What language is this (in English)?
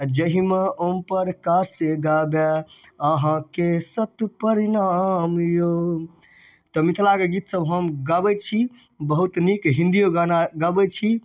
Maithili